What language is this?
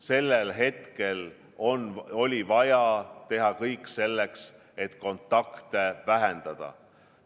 Estonian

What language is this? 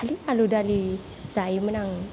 Bodo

